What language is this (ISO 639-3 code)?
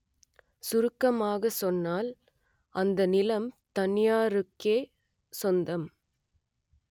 tam